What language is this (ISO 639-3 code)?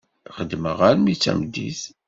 kab